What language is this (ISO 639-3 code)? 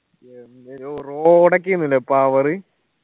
mal